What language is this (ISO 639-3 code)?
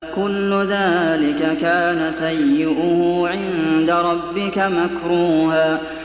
ara